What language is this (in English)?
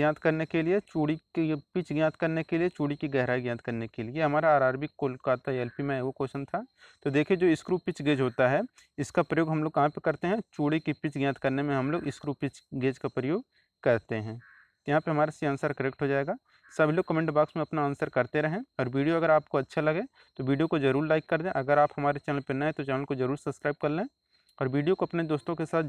Hindi